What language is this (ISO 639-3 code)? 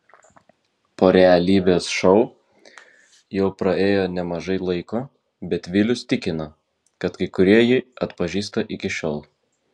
lit